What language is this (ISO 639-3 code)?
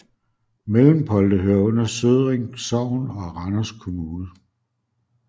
dan